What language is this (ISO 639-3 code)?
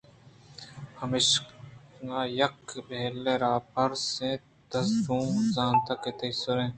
bgp